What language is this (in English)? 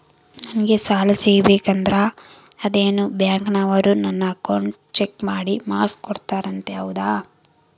Kannada